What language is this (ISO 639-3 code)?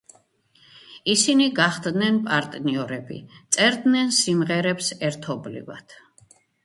kat